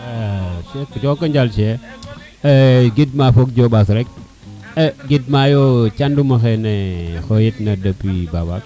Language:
Serer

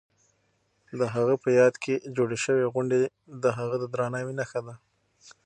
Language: Pashto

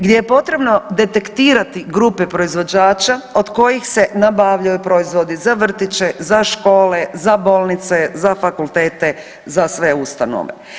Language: Croatian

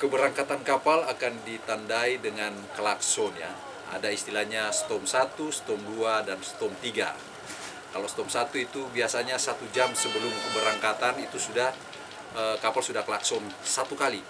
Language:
Indonesian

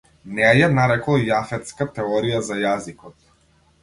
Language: Macedonian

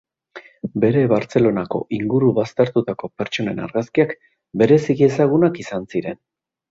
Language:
Basque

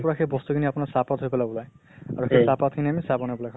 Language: Assamese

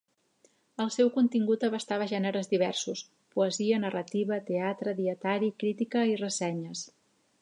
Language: Catalan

